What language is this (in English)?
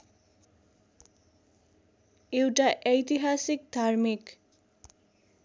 Nepali